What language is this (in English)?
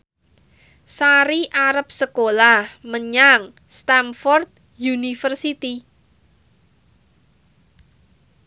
Javanese